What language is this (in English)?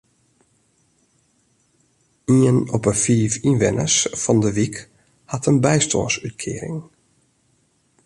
Western Frisian